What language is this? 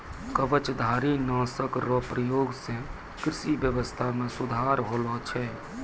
Maithili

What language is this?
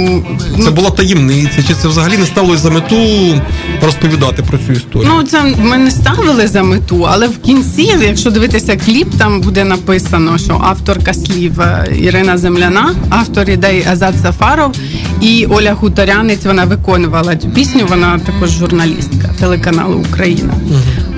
Ukrainian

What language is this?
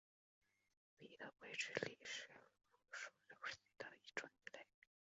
Chinese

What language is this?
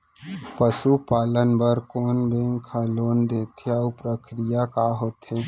Chhattisgarhi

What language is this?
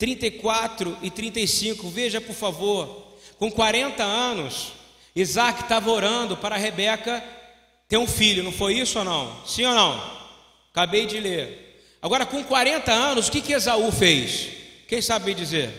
Portuguese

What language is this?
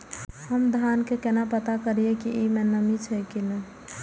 Maithili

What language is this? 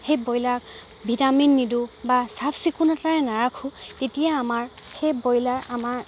Assamese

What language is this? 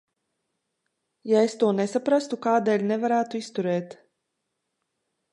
Latvian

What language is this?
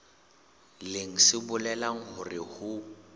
Southern Sotho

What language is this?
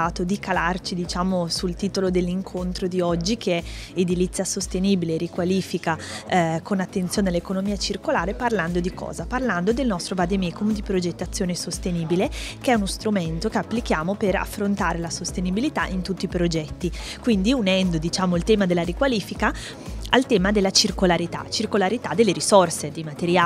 Italian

